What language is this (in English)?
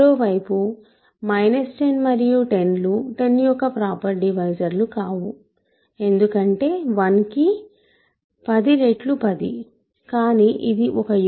Telugu